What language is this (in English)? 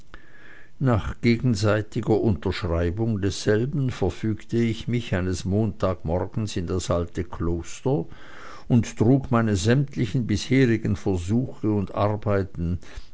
German